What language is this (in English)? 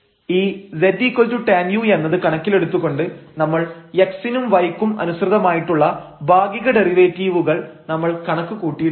Malayalam